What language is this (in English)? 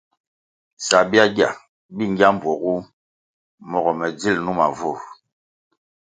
Kwasio